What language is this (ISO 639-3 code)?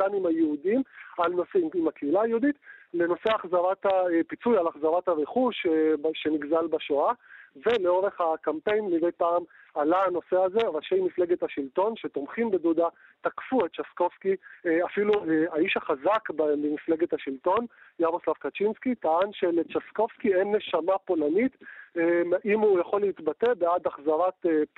heb